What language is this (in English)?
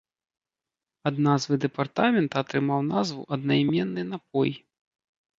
Belarusian